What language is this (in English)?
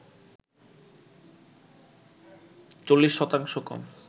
Bangla